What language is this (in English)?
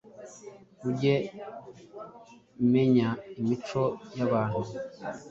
Kinyarwanda